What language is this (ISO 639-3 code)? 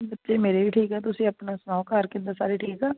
pan